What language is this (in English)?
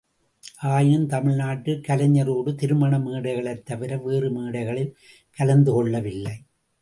Tamil